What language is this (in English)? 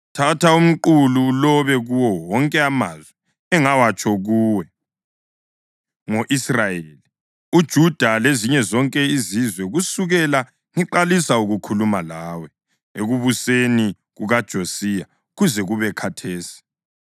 North Ndebele